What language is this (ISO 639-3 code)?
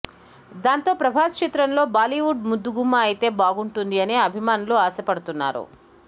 tel